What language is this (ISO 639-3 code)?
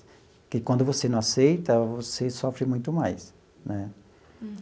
por